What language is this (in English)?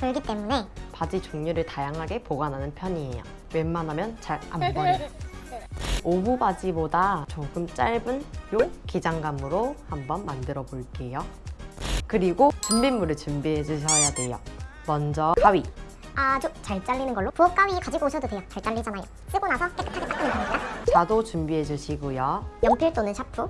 Korean